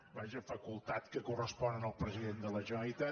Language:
Catalan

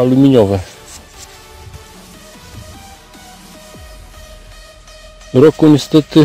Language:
Polish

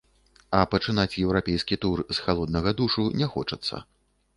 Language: Belarusian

